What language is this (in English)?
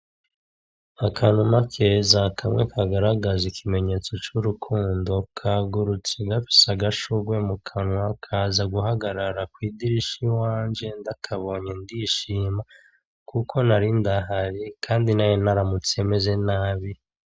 Rundi